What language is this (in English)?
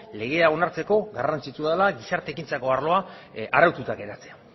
Basque